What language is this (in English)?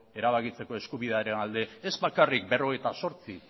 Basque